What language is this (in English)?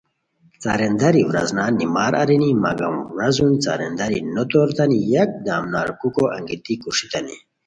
Khowar